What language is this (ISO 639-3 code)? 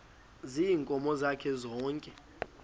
xho